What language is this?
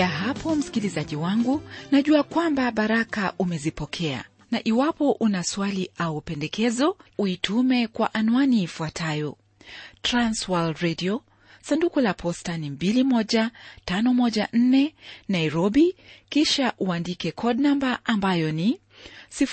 Swahili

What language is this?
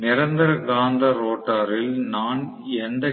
Tamil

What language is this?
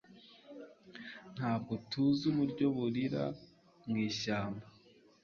Kinyarwanda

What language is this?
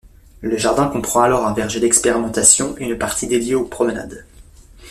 French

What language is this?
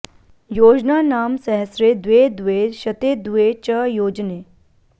Sanskrit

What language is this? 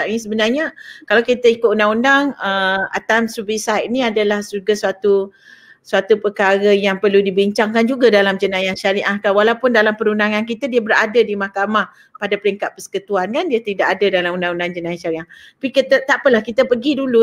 Malay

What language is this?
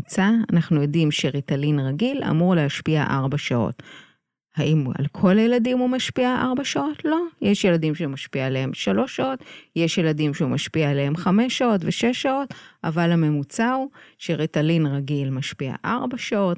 Hebrew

